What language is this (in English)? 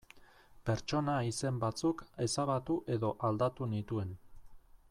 Basque